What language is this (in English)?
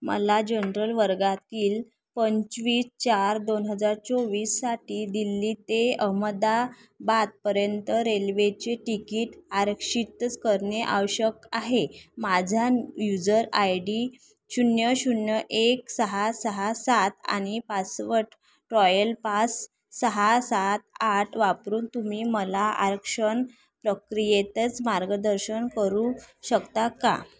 Marathi